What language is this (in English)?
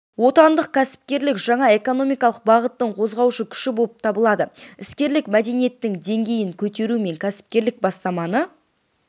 Kazakh